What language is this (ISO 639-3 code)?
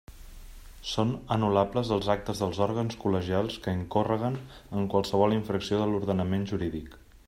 cat